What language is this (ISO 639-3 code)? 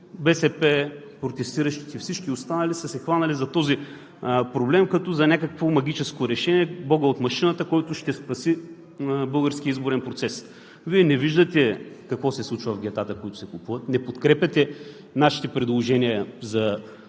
bul